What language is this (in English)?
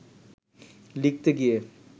Bangla